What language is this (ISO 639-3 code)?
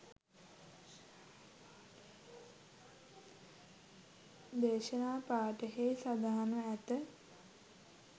sin